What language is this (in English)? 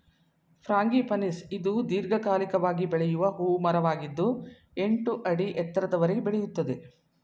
Kannada